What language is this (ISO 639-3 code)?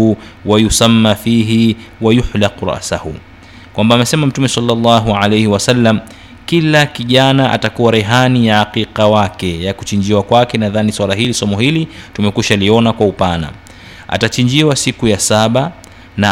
swa